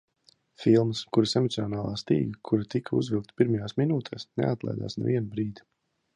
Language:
Latvian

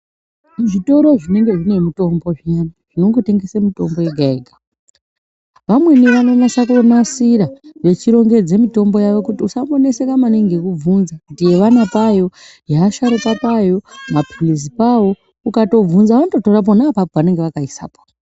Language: Ndau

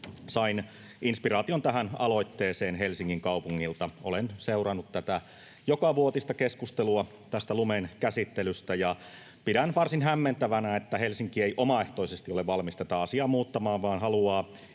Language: Finnish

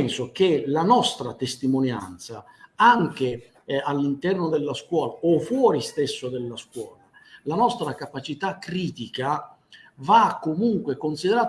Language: Italian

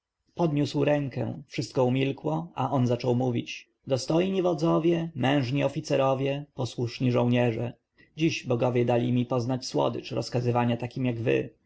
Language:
Polish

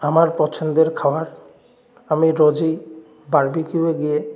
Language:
Bangla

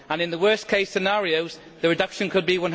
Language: English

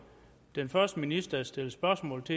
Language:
Danish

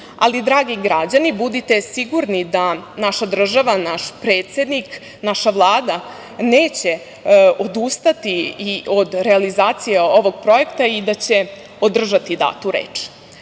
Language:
Serbian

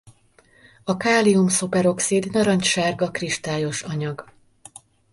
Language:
Hungarian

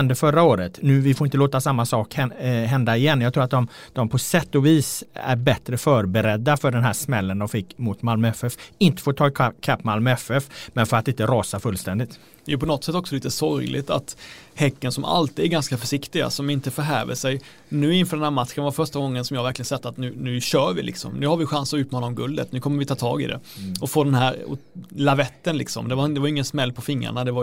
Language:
Swedish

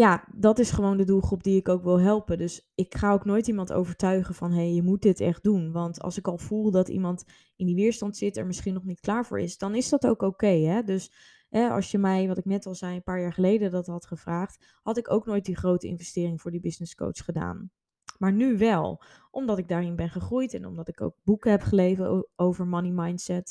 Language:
Dutch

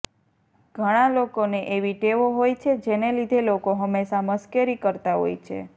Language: Gujarati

